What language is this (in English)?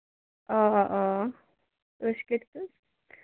Kashmiri